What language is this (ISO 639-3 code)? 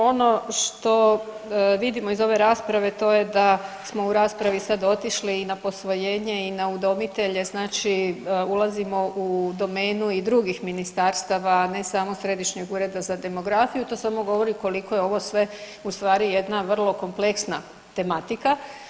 hrv